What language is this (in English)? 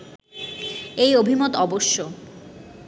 Bangla